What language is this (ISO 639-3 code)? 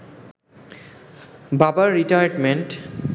ben